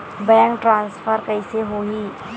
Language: Chhattisgarhi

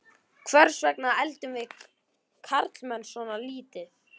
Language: Icelandic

